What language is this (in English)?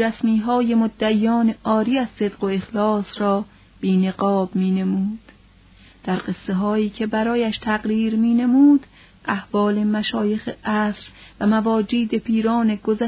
Persian